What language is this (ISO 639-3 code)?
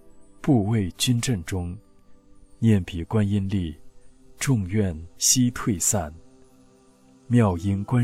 zho